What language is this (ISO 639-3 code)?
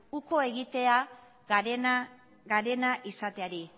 eus